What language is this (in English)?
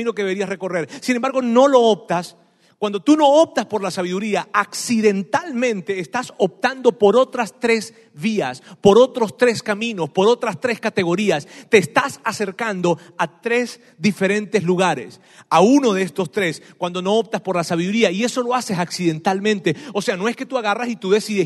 Spanish